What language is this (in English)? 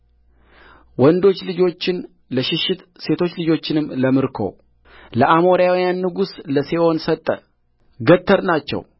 Amharic